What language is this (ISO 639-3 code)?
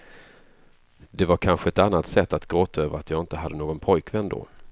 swe